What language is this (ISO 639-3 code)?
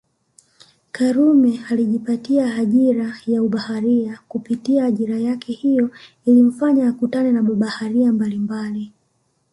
swa